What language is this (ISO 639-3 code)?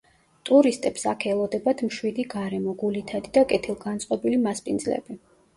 kat